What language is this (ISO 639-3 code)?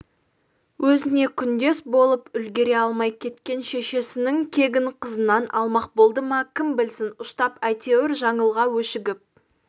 kaz